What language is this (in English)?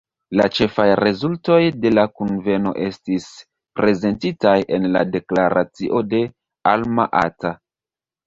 Esperanto